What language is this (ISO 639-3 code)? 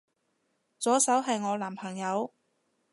yue